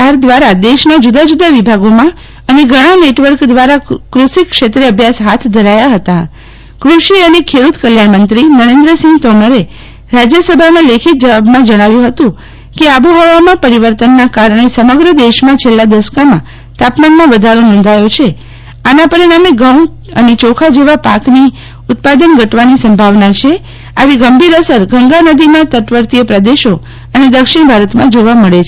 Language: Gujarati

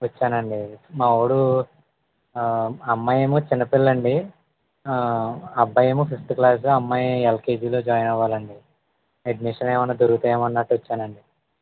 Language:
Telugu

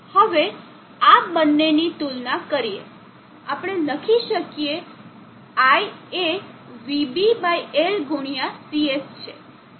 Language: Gujarati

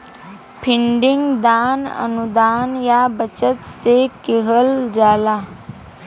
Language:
Bhojpuri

